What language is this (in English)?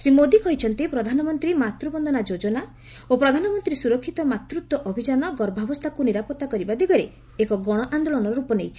Odia